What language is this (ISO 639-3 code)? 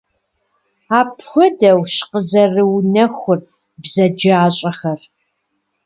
kbd